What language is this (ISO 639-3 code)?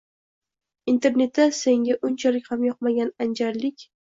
uzb